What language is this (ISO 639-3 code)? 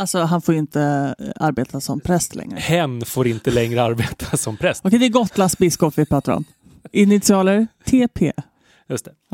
swe